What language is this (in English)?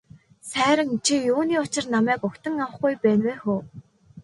Mongolian